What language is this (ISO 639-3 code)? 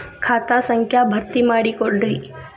kan